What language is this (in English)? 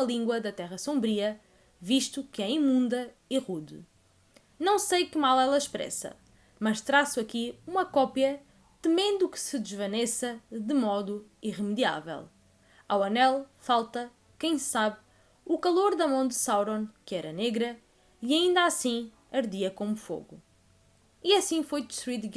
Portuguese